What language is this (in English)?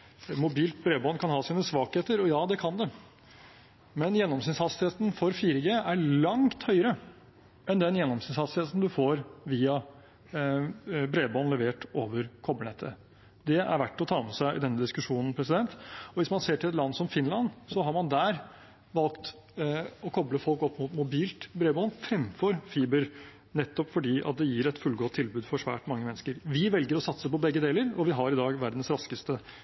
Norwegian Bokmål